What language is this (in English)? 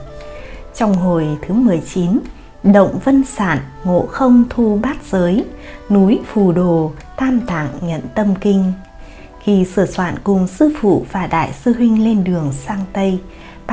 Vietnamese